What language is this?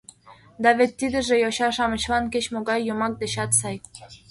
Mari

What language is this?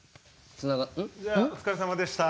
Japanese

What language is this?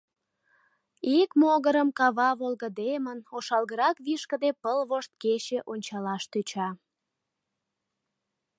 Mari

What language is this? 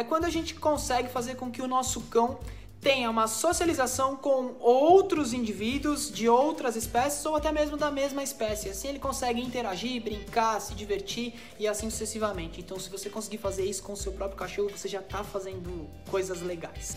Portuguese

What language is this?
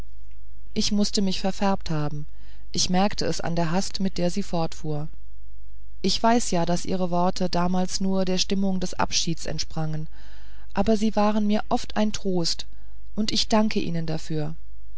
German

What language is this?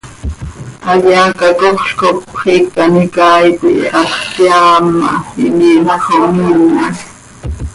Seri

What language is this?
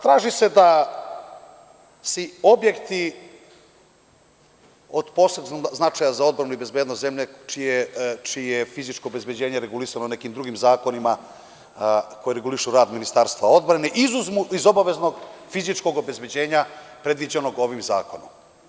Serbian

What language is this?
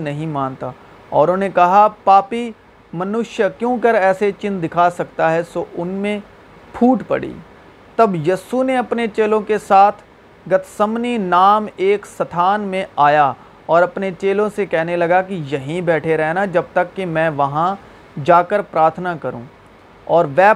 Urdu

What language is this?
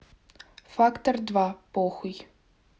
Russian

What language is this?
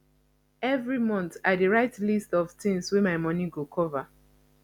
Nigerian Pidgin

